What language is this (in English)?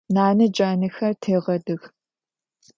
Adyghe